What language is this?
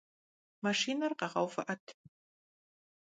Kabardian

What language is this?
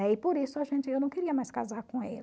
Portuguese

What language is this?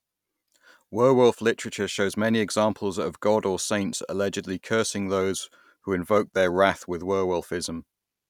English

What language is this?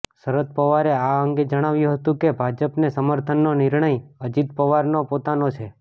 Gujarati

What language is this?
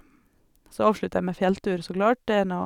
Norwegian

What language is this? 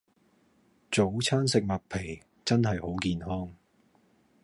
Cantonese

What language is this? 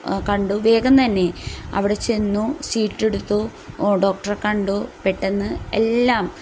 Malayalam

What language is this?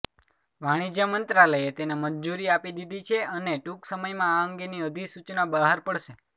Gujarati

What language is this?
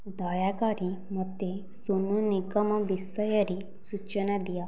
Odia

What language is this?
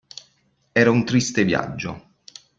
Italian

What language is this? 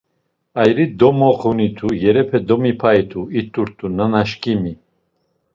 Laz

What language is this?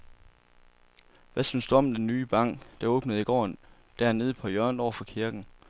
Danish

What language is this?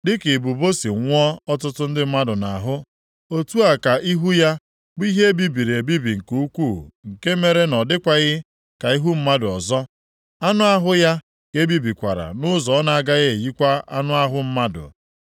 Igbo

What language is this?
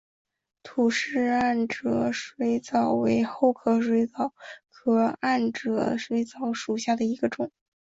Chinese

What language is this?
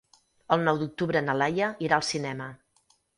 Catalan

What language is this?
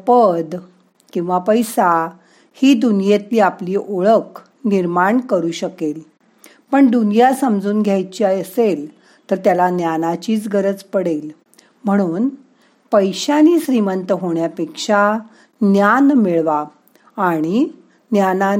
Marathi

